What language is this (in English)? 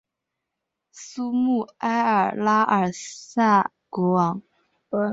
Chinese